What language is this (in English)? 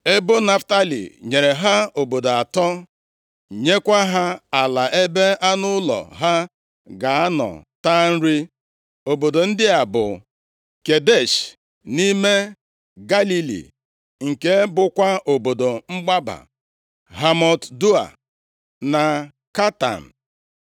Igbo